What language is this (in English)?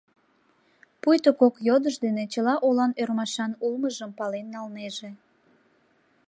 Mari